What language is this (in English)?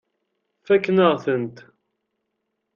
Kabyle